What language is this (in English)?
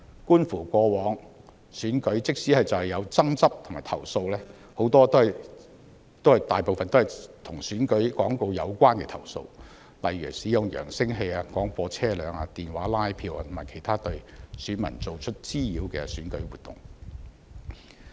Cantonese